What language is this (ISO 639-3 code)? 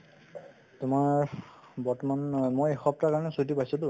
asm